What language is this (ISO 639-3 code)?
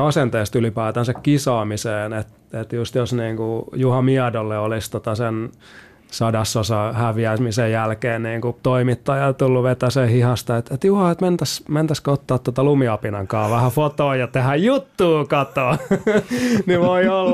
fin